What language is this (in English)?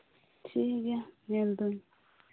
Santali